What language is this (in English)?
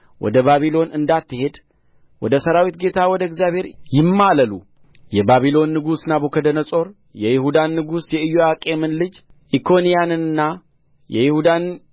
Amharic